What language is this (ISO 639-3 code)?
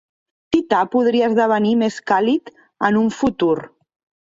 cat